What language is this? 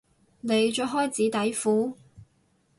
Cantonese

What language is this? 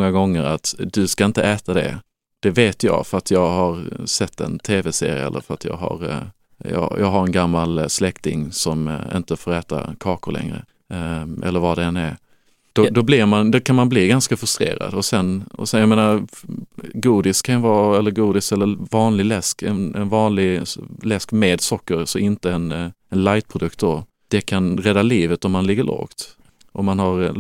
Swedish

